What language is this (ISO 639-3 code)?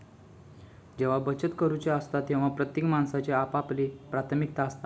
mar